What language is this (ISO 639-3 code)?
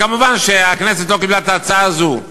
heb